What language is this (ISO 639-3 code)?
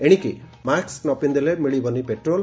ori